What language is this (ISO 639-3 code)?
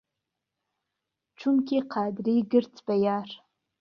ckb